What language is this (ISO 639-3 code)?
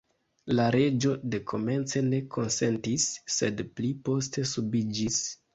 epo